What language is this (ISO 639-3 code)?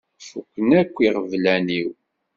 kab